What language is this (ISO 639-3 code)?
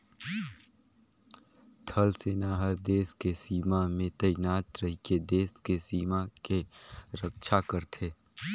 hne